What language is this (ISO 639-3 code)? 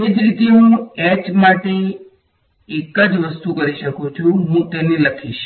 guj